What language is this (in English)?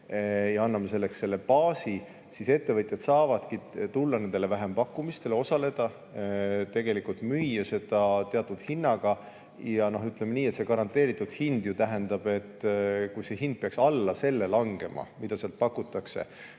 Estonian